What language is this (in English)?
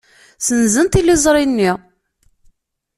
Kabyle